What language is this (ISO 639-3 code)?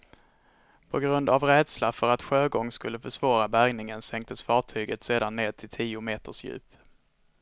swe